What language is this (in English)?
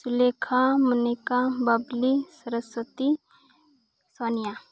Santali